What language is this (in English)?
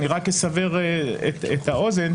Hebrew